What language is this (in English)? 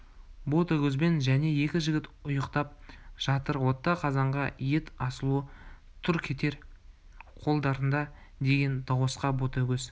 Kazakh